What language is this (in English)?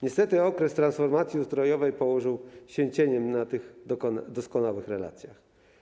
Polish